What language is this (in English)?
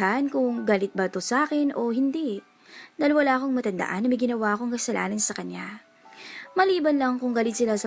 Filipino